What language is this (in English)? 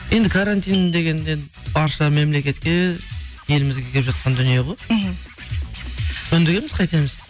Kazakh